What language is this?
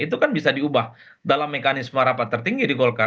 Indonesian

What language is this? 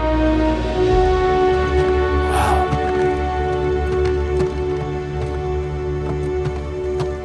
Italian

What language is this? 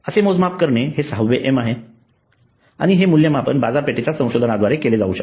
Marathi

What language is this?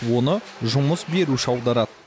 Kazakh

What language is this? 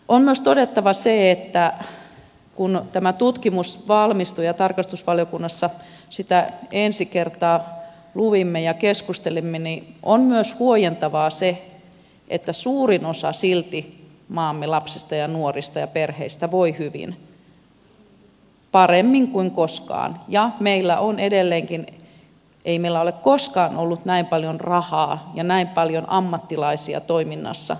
Finnish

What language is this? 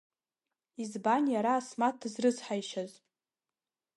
Abkhazian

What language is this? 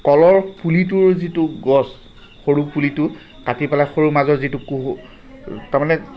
Assamese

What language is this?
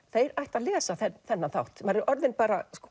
Icelandic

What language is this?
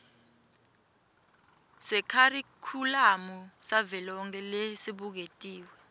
Swati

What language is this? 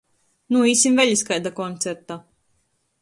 Latgalian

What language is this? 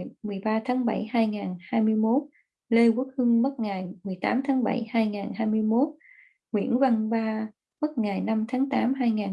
Vietnamese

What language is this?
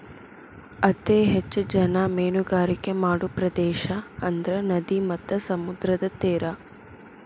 Kannada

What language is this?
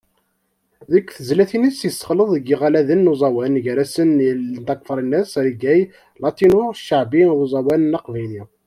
Kabyle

